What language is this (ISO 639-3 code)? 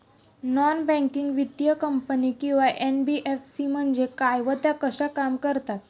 mar